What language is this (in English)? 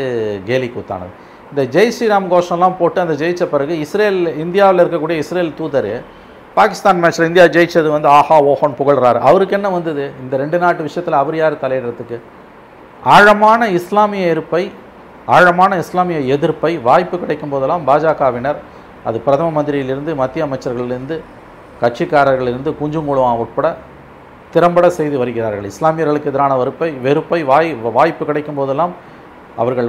Tamil